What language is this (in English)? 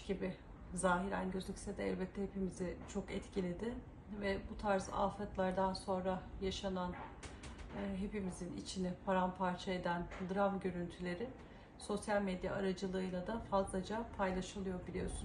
Turkish